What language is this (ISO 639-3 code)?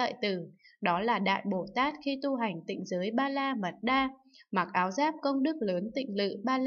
vie